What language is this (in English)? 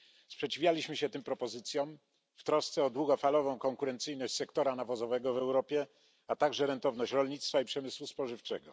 Polish